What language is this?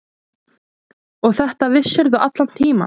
Icelandic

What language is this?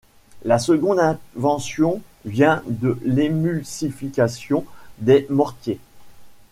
French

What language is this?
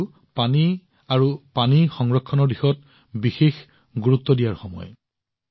Assamese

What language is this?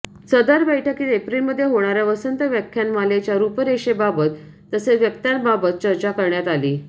Marathi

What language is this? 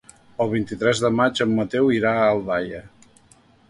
Catalan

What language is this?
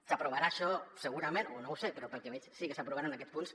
Catalan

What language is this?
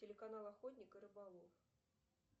Russian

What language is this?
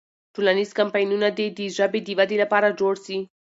Pashto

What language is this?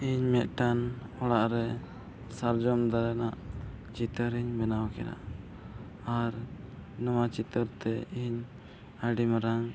Santali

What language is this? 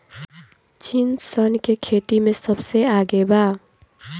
Bhojpuri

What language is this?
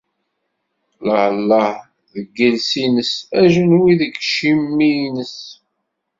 Kabyle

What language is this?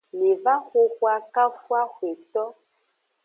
Aja (Benin)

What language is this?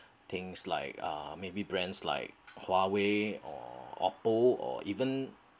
English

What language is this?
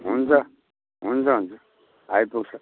Nepali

